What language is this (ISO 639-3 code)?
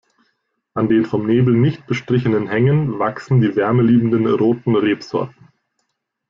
deu